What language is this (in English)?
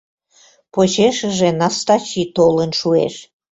Mari